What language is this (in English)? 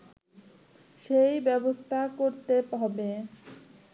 Bangla